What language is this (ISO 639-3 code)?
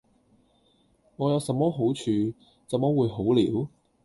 yue